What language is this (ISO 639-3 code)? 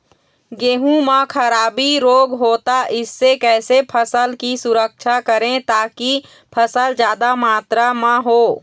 hne